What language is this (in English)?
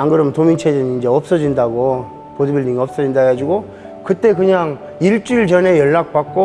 Korean